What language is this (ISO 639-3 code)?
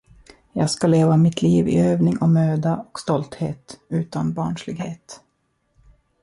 swe